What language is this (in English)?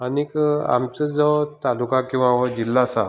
Konkani